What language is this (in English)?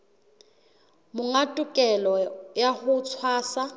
Southern Sotho